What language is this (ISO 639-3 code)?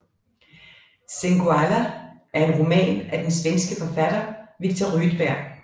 dan